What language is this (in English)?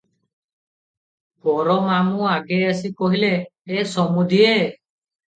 Odia